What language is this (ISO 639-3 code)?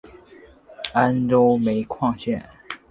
zho